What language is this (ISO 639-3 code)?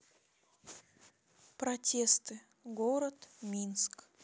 rus